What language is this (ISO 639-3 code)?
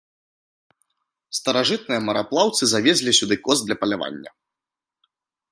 bel